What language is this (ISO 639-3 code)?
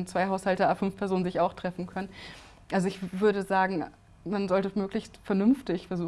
deu